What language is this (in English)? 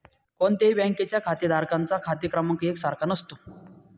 Marathi